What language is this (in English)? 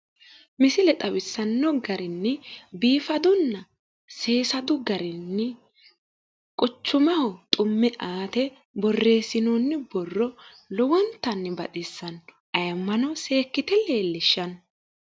Sidamo